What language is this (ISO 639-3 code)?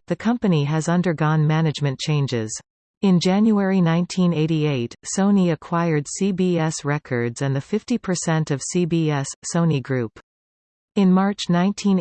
eng